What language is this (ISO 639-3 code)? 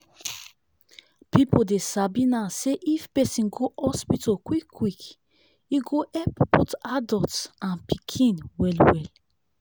pcm